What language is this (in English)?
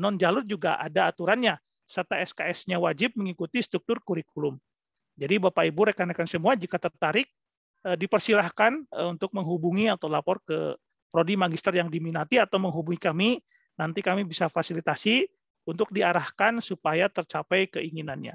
Indonesian